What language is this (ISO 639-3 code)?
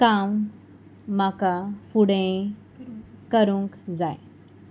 kok